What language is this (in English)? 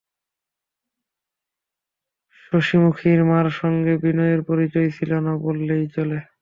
Bangla